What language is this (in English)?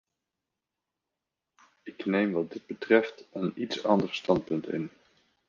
Dutch